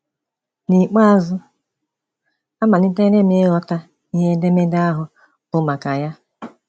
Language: Igbo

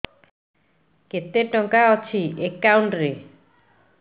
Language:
Odia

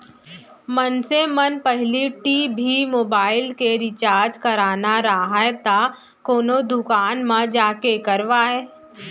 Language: Chhattisgarhi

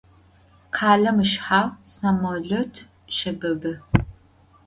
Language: Adyghe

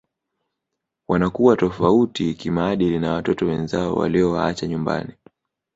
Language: Swahili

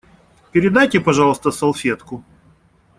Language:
Russian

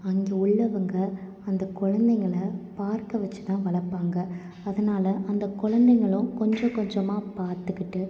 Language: Tamil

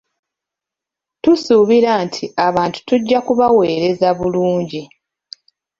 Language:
Ganda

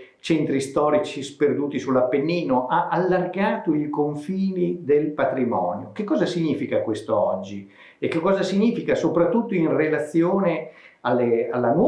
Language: Italian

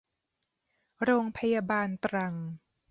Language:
Thai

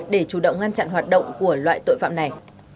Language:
Vietnamese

